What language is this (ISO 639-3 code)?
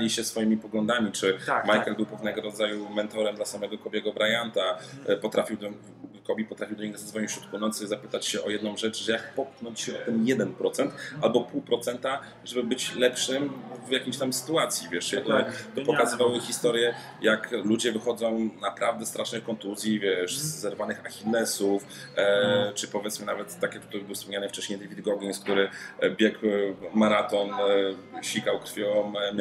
pol